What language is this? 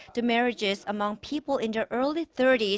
English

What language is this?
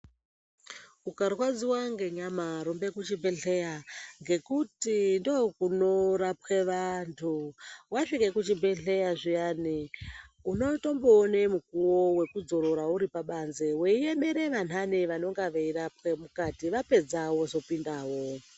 Ndau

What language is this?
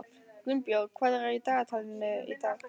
Icelandic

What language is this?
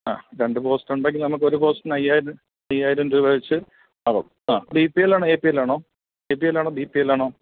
Malayalam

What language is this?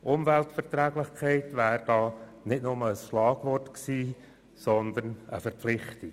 Swiss German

